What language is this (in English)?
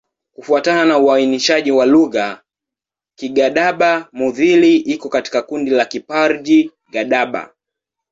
Swahili